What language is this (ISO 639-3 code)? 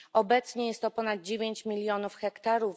pol